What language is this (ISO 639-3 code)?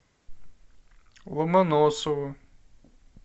rus